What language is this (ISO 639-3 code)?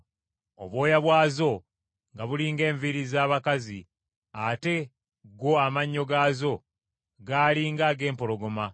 lug